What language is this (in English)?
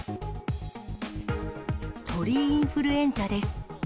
Japanese